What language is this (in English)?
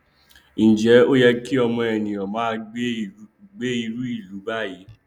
Yoruba